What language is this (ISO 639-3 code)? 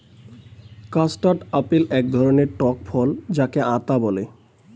ben